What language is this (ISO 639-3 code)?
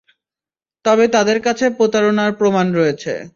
ben